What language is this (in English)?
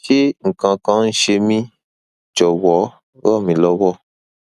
Yoruba